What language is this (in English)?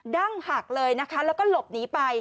Thai